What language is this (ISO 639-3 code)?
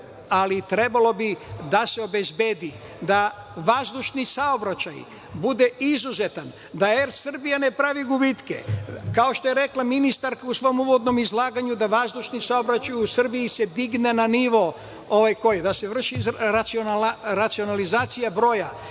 srp